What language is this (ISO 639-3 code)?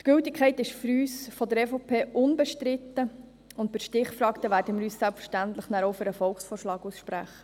gsw